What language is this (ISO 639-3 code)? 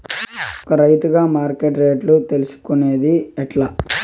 tel